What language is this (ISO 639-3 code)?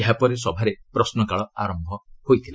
ori